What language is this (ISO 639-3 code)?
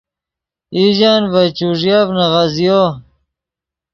ydg